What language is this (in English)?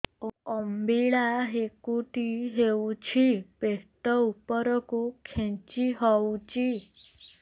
Odia